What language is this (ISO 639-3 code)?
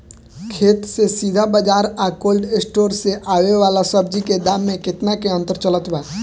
bho